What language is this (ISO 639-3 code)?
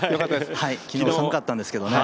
jpn